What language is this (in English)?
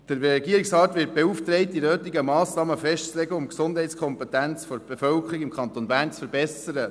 Swiss German